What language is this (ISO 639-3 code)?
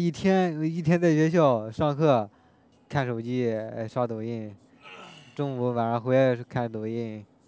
zho